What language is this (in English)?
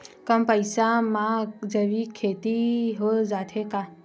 Chhattisgarhi